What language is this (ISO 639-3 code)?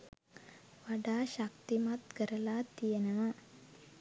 sin